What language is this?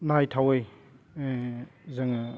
Bodo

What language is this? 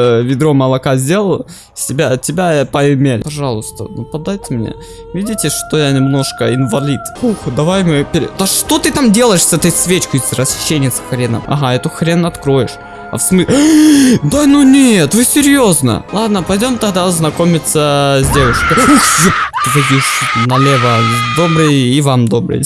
Russian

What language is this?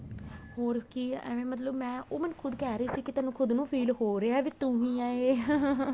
Punjabi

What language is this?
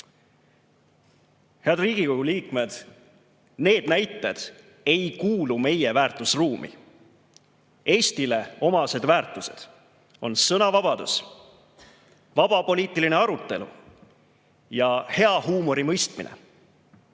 Estonian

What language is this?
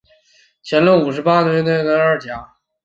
Chinese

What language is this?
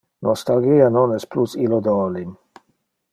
Interlingua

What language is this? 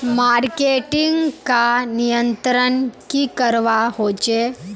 Magahi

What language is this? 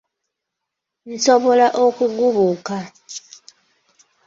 Ganda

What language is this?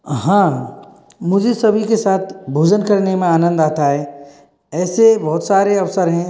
Hindi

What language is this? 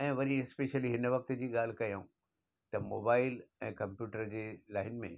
Sindhi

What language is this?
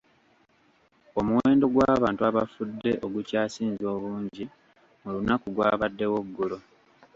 Ganda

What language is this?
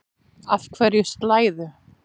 Icelandic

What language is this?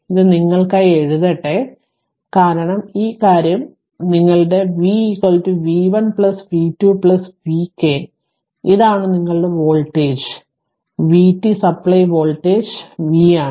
Malayalam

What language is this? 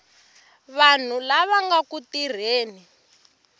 Tsonga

